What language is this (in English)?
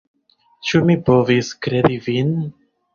Esperanto